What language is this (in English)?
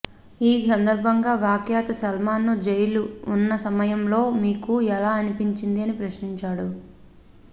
Telugu